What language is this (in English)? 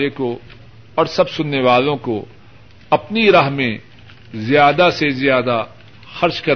Urdu